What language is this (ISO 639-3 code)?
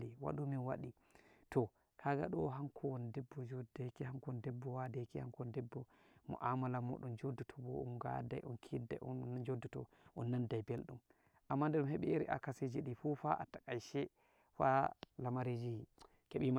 fuv